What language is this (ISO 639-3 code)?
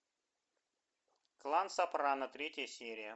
rus